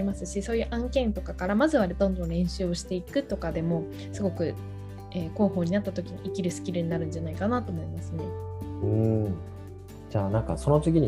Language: Japanese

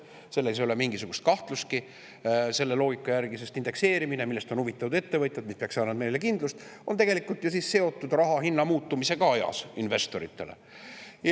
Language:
Estonian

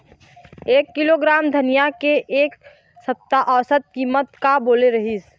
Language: Chhattisgarhi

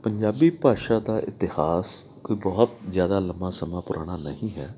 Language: Punjabi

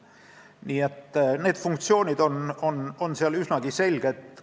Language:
Estonian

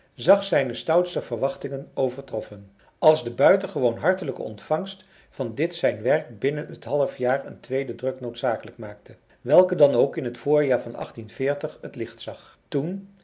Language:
Dutch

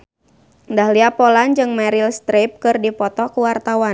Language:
Sundanese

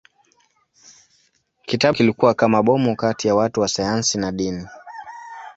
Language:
Swahili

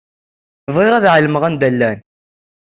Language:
Kabyle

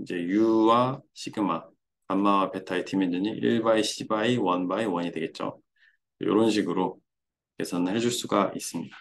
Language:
Korean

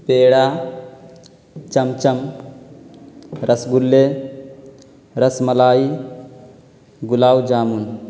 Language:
Urdu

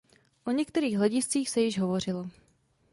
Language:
Czech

